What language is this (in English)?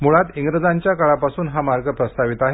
Marathi